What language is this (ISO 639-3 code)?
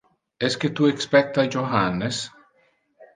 ina